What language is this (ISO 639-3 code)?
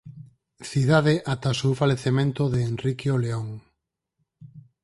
glg